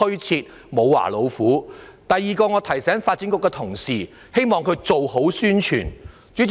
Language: Cantonese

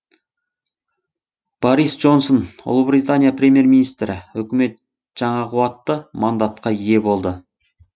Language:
Kazakh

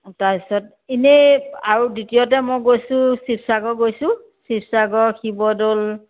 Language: Assamese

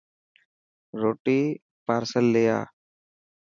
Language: Dhatki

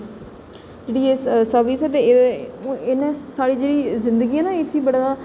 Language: Dogri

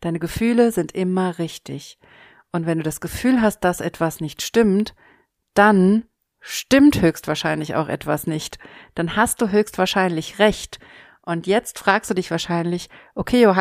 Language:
German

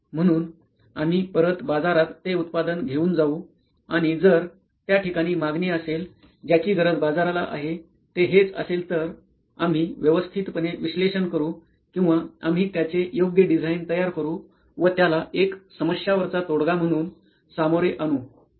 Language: Marathi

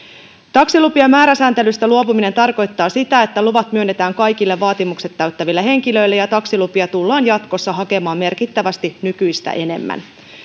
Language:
Finnish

